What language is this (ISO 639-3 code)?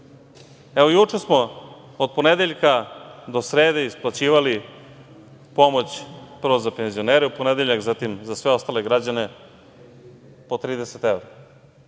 srp